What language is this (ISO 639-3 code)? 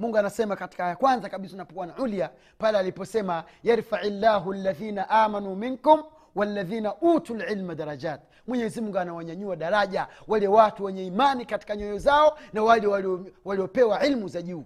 swa